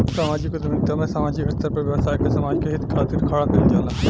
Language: Bhojpuri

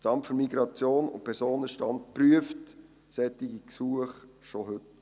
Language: Swiss German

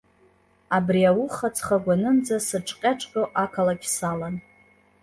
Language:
Abkhazian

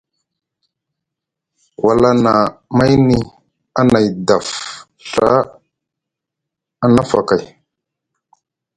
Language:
Musgu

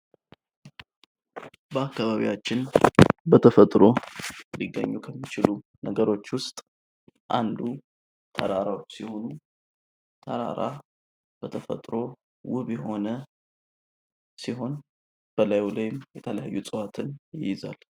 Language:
Amharic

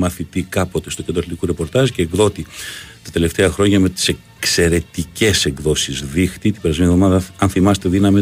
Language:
Greek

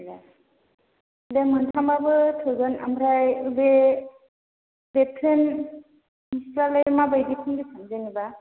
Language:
Bodo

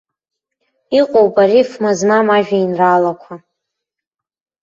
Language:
Abkhazian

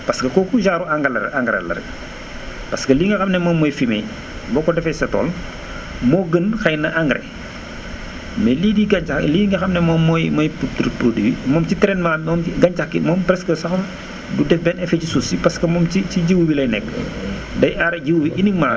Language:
Wolof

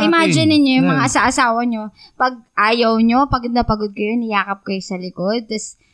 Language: Filipino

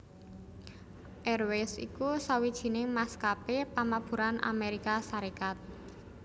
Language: Javanese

